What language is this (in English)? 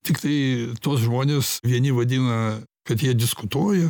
Lithuanian